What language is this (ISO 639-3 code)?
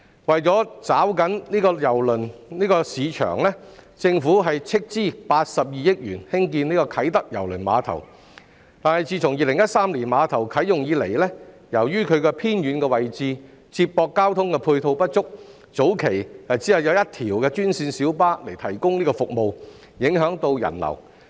yue